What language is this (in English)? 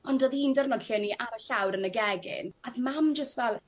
Welsh